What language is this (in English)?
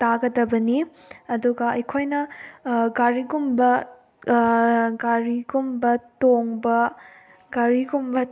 Manipuri